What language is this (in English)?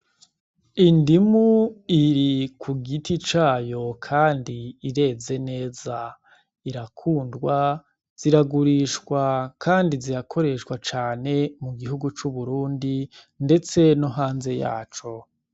Rundi